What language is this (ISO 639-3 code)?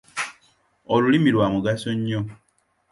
lug